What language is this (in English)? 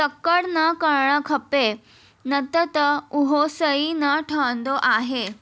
Sindhi